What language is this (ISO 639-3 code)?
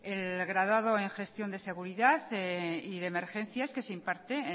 spa